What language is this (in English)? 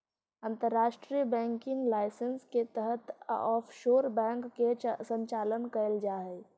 Magahi